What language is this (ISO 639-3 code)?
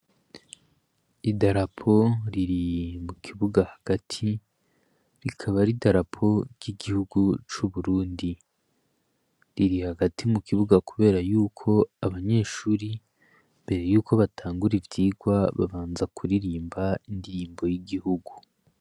run